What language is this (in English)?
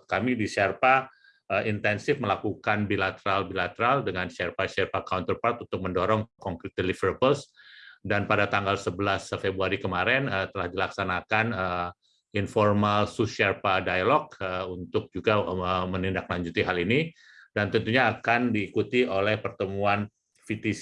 Indonesian